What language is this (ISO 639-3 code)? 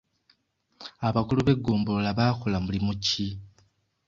lug